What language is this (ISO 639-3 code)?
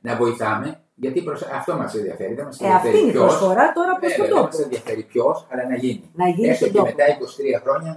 ell